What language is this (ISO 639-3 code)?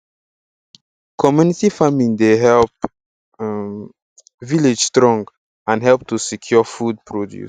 pcm